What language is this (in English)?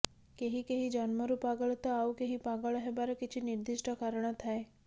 Odia